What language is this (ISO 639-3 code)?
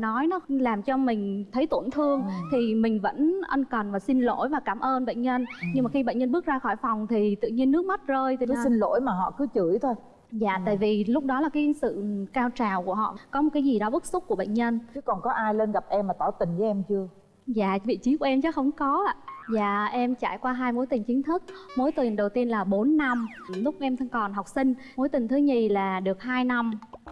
vie